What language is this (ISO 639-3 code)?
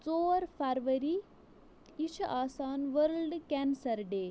kas